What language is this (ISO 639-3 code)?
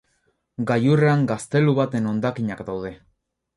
eus